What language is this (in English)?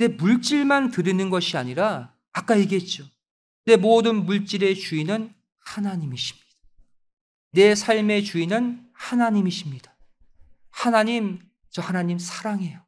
Korean